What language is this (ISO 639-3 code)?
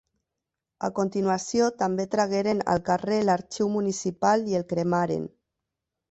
cat